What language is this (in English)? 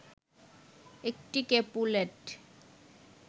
Bangla